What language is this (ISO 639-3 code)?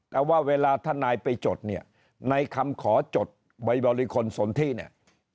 tha